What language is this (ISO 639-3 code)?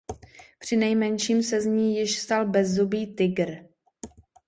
ces